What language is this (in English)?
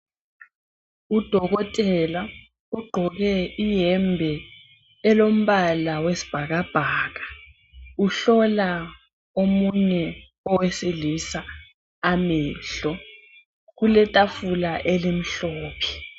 North Ndebele